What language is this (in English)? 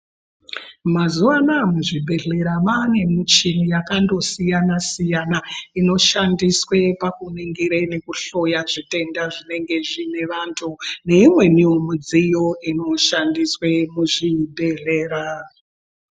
Ndau